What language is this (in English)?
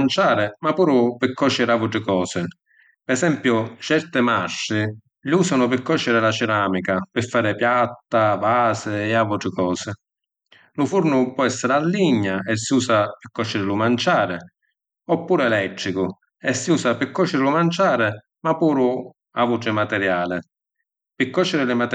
Sicilian